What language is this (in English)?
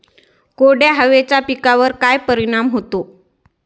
Marathi